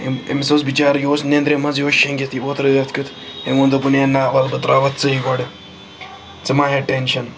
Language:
Kashmiri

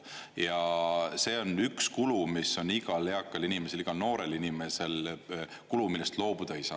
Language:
Estonian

